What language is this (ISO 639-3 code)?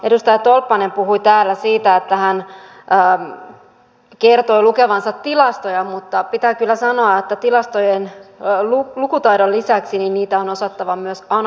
fin